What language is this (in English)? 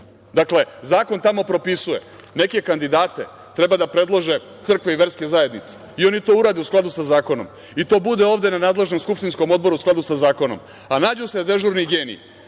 Serbian